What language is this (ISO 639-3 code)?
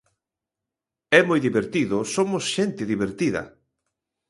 glg